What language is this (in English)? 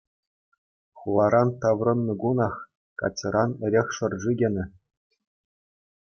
Chuvash